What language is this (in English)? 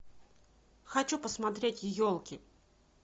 Russian